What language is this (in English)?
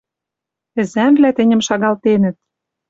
Western Mari